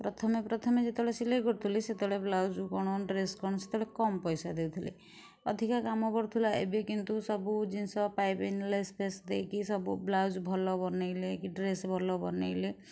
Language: Odia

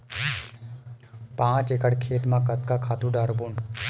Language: Chhattisgarhi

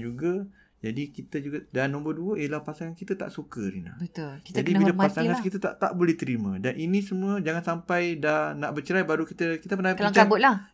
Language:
Malay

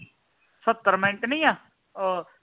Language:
Punjabi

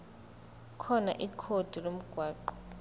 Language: Zulu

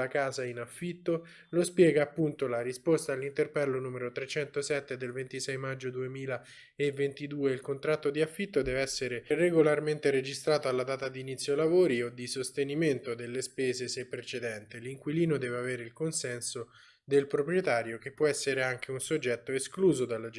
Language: Italian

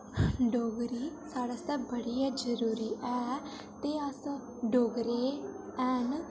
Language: Dogri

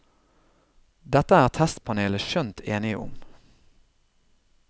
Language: Norwegian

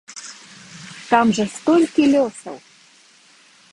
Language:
Belarusian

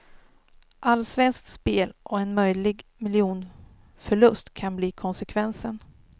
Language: Swedish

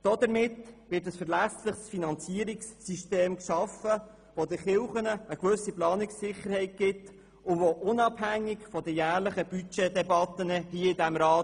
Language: Swiss German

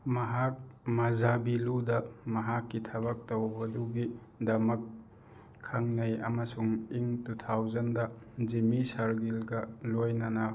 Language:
Manipuri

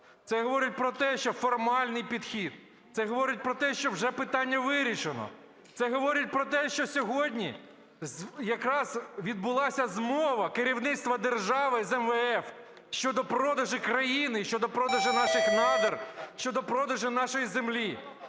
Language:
Ukrainian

